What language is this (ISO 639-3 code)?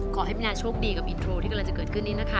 tha